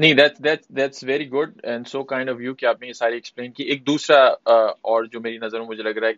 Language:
Urdu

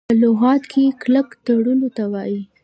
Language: Pashto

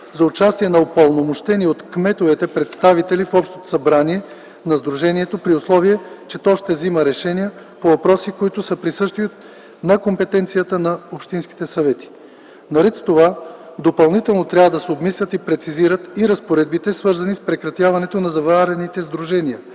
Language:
Bulgarian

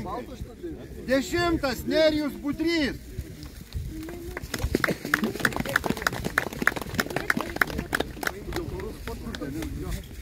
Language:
Lithuanian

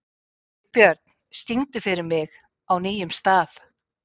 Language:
Icelandic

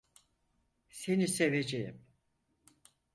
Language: Turkish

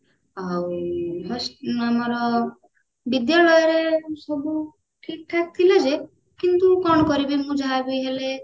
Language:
Odia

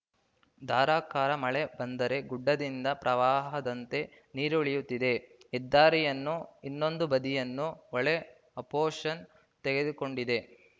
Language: Kannada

